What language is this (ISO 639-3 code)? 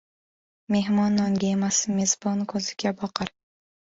uzb